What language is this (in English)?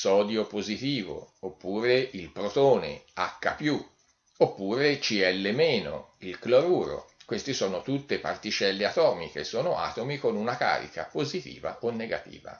Italian